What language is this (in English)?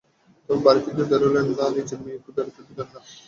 Bangla